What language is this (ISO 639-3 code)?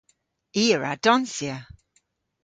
cor